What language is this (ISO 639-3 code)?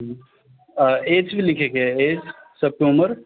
mai